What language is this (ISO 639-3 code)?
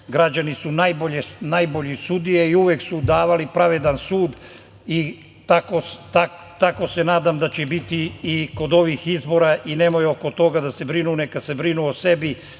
srp